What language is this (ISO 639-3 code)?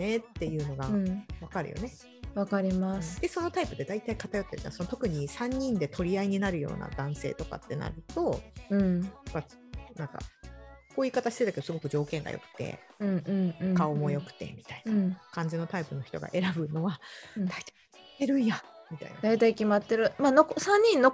jpn